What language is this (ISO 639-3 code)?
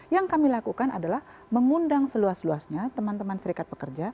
ind